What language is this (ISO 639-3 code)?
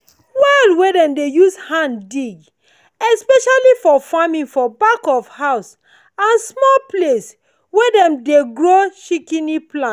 pcm